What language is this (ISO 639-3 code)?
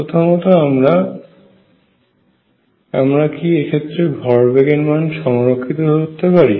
ben